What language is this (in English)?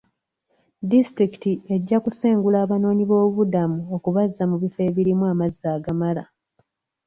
Ganda